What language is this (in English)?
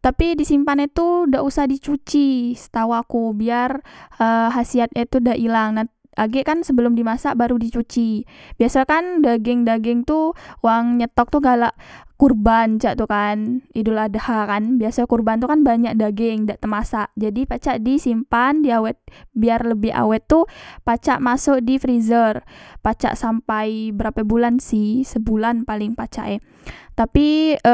Musi